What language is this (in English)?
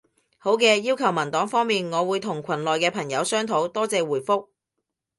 Cantonese